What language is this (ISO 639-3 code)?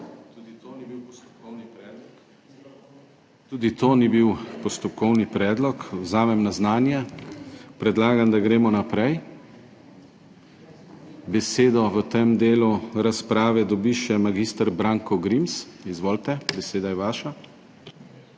slv